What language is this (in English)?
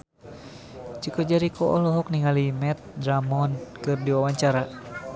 Sundanese